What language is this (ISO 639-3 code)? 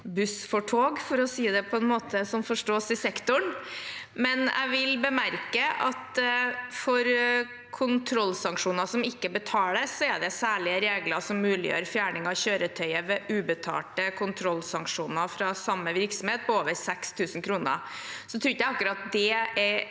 nor